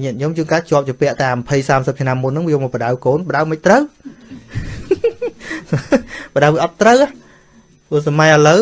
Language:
Vietnamese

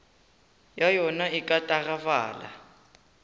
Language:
Northern Sotho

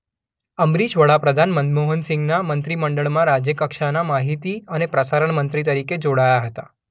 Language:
Gujarati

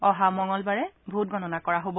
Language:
Assamese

